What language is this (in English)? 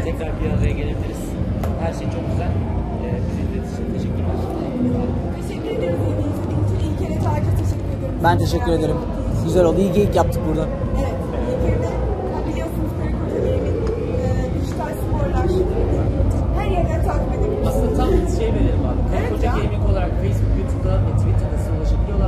Turkish